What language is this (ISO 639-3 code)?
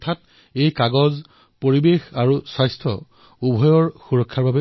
asm